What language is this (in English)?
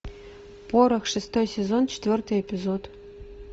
Russian